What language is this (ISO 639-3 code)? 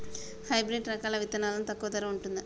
tel